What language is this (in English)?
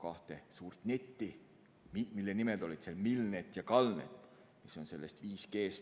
Estonian